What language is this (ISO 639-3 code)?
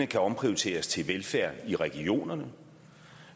dan